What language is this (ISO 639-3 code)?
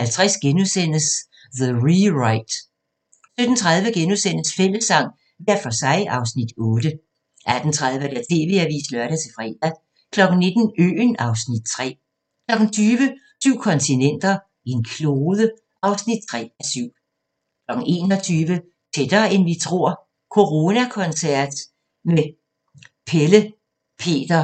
dan